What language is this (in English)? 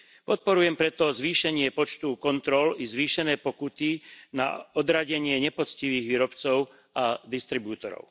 Slovak